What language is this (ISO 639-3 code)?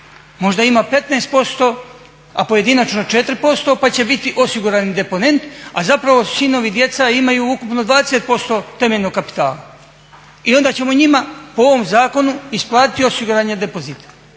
hrv